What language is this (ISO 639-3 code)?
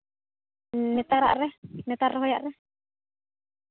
sat